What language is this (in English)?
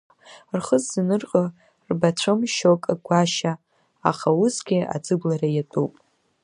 Abkhazian